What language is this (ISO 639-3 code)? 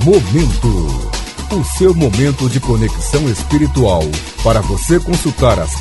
por